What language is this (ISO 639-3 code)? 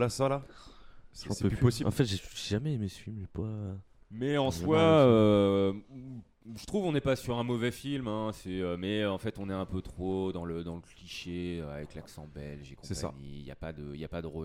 fra